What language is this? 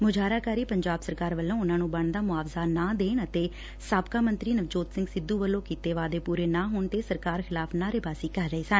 Punjabi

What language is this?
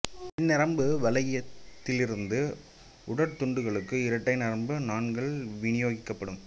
Tamil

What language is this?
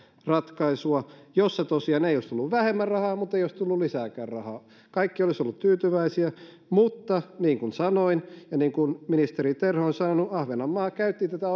Finnish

